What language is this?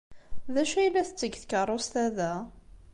Kabyle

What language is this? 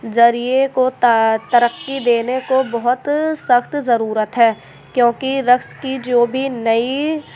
Urdu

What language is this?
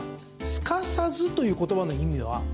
Japanese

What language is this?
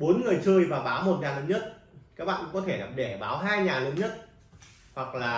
Vietnamese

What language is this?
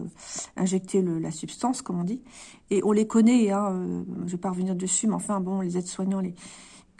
French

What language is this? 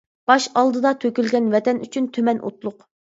Uyghur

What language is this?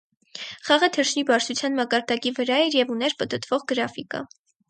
Armenian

